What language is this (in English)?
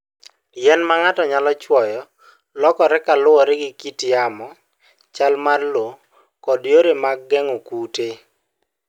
Luo (Kenya and Tanzania)